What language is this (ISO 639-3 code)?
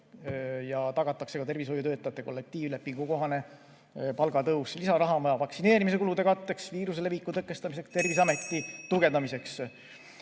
est